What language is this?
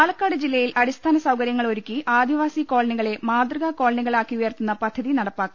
Malayalam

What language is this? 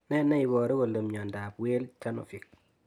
Kalenjin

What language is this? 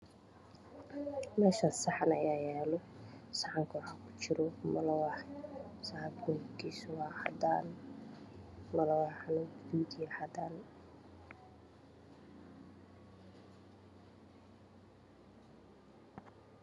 Somali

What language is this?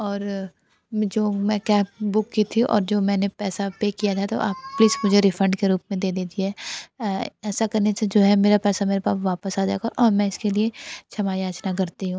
Hindi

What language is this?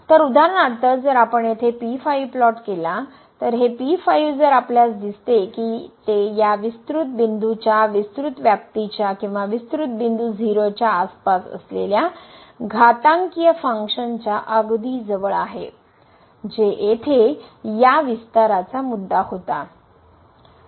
Marathi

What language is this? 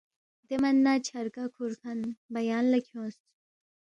Balti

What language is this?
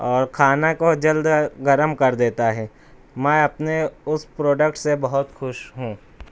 Urdu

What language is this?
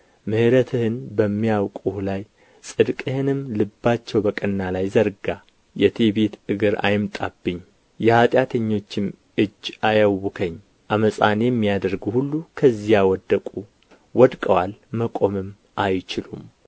Amharic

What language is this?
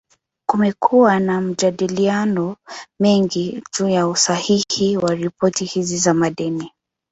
Swahili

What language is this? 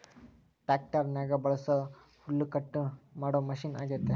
Kannada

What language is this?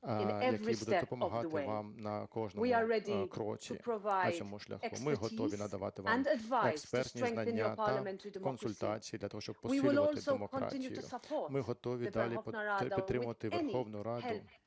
Ukrainian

